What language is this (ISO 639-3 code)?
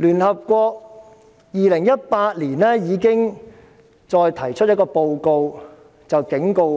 yue